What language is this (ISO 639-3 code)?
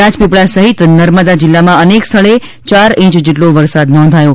guj